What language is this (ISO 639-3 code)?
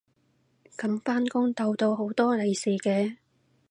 yue